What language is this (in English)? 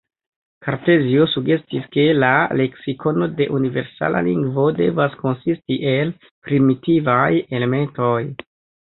Esperanto